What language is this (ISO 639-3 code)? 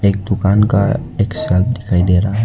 hin